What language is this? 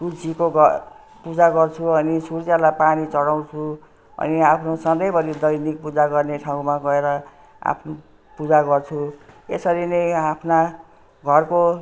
Nepali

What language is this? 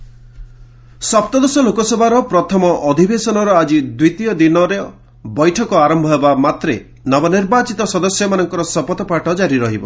Odia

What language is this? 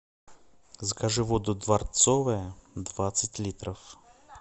Russian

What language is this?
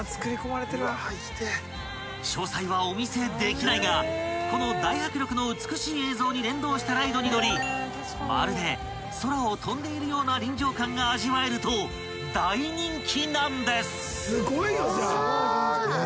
Japanese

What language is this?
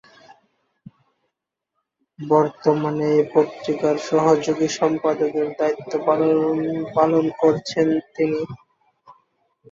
Bangla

